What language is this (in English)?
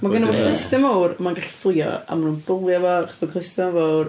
Welsh